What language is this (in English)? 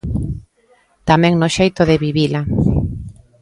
Galician